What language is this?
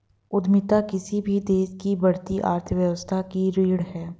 Hindi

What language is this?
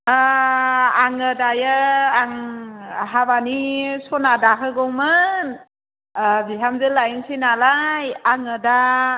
Bodo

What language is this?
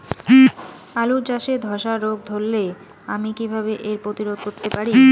Bangla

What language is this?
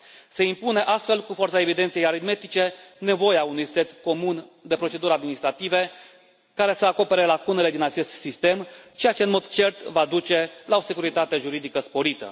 Romanian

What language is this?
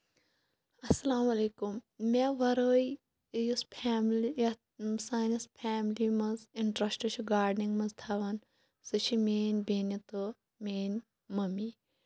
Kashmiri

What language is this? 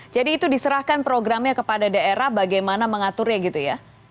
Indonesian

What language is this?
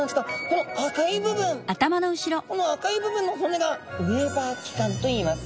Japanese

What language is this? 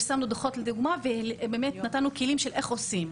Hebrew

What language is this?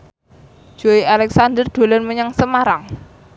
Javanese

